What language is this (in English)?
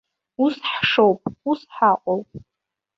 Abkhazian